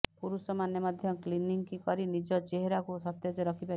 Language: Odia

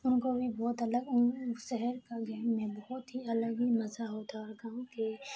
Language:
Urdu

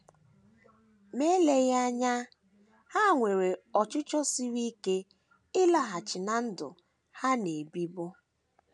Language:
Igbo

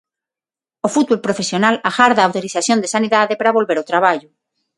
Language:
Galician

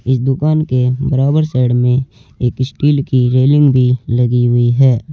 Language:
Hindi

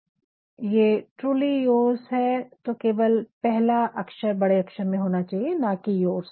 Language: Hindi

